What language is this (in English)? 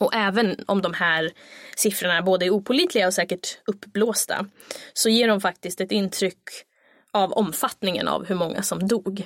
Swedish